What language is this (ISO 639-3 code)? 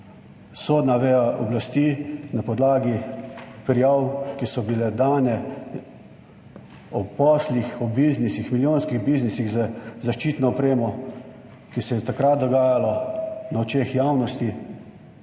slv